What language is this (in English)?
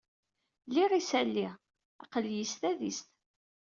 Kabyle